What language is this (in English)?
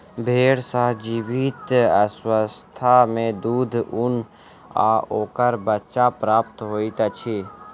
Maithili